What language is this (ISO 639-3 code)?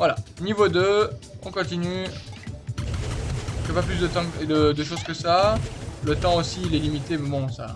fra